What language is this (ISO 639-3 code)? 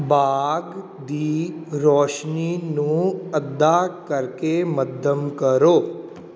pan